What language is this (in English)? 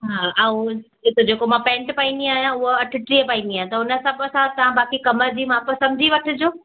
Sindhi